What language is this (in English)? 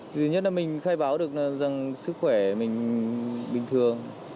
Vietnamese